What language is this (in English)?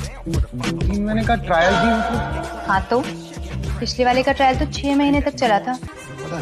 Hindi